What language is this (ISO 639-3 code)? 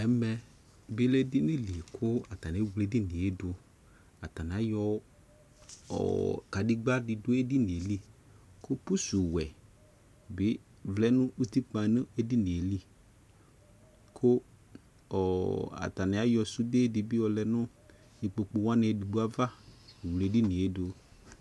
kpo